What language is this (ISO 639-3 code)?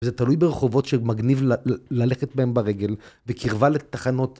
heb